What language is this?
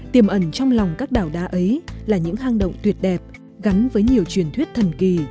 Vietnamese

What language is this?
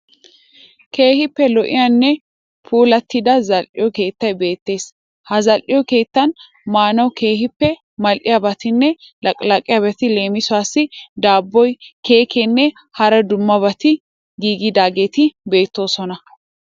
Wolaytta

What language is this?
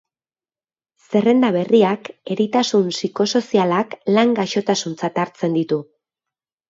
Basque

